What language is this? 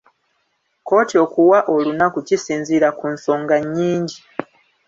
Ganda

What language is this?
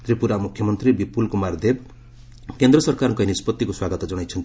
Odia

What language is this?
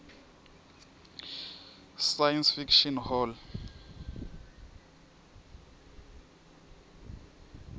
Swati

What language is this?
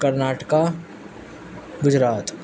Urdu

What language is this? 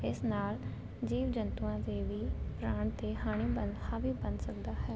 Punjabi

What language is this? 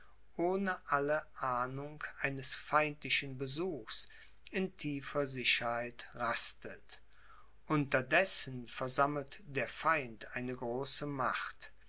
German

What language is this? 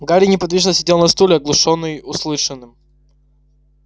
Russian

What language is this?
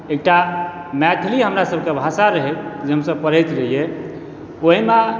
Maithili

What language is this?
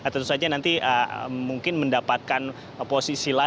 Indonesian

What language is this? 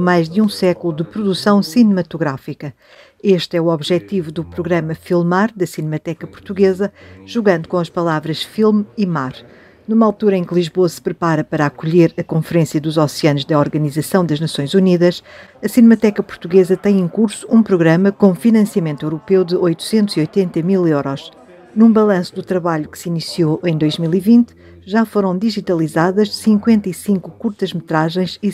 Portuguese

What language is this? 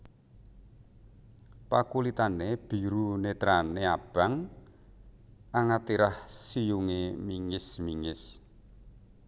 Javanese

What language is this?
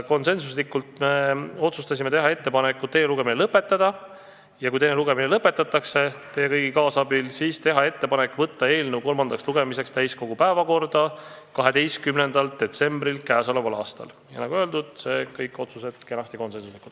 Estonian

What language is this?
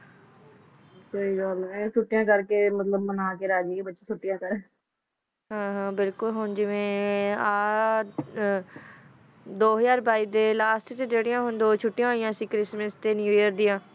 Punjabi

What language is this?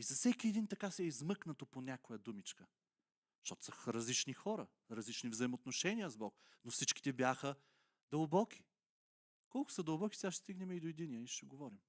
Bulgarian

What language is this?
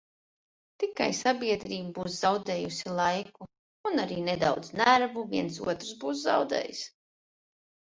Latvian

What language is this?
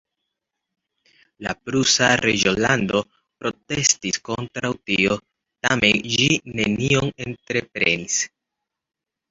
Esperanto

